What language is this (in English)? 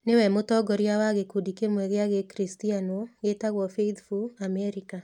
Kikuyu